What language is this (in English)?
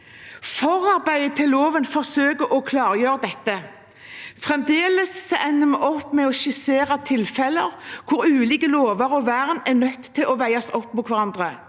Norwegian